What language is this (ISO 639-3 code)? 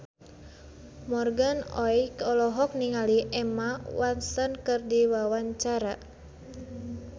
sun